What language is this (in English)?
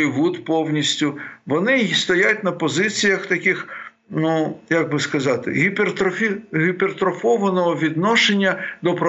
Ukrainian